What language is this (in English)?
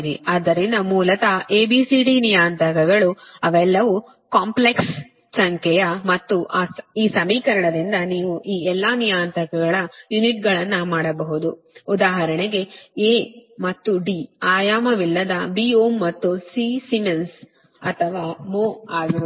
Kannada